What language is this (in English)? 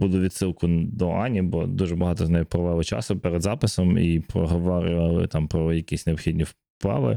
Ukrainian